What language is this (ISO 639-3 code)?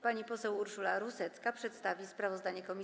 pol